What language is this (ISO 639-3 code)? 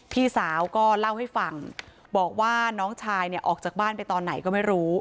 tha